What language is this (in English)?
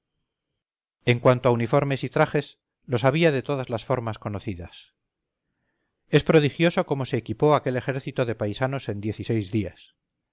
Spanish